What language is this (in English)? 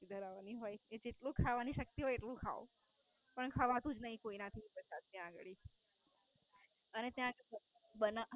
Gujarati